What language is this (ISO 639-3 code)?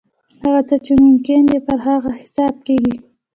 pus